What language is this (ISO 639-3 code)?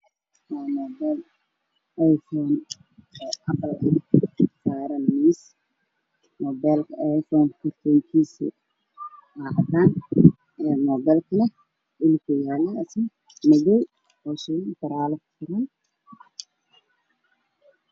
som